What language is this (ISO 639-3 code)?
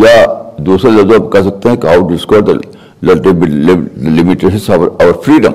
urd